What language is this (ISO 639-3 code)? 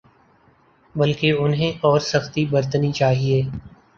urd